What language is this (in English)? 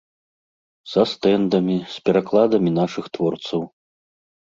Belarusian